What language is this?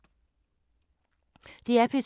Danish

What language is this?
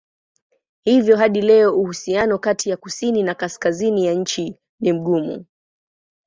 Swahili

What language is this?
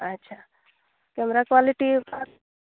Santali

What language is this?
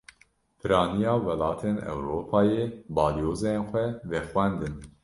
Kurdish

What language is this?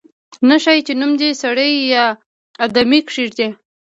Pashto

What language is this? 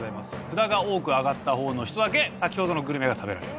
Japanese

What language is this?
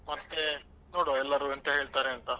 Kannada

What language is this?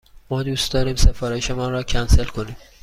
Persian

